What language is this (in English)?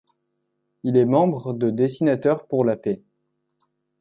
French